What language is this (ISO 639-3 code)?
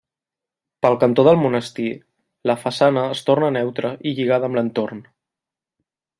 cat